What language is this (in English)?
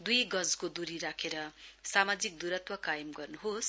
Nepali